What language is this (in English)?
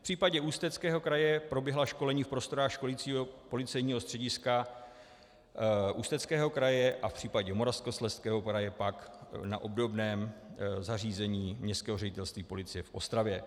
Czech